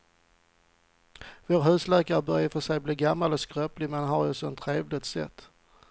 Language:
Swedish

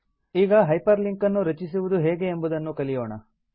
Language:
Kannada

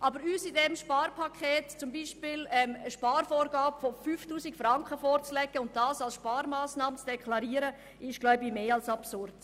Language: Swiss German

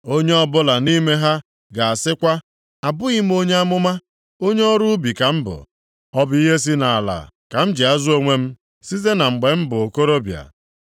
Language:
Igbo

